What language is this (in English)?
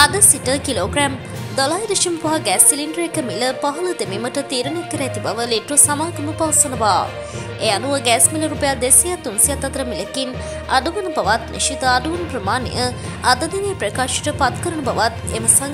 Romanian